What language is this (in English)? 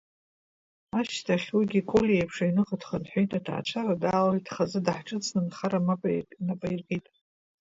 Abkhazian